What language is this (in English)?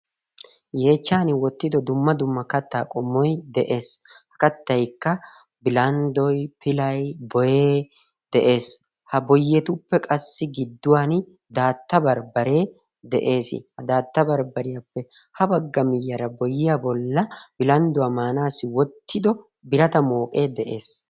Wolaytta